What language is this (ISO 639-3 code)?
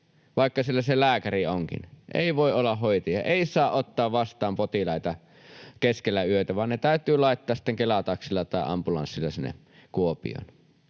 fin